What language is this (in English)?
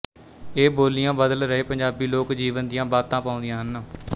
Punjabi